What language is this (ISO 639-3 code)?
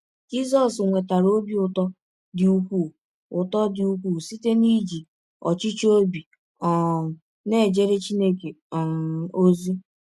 ibo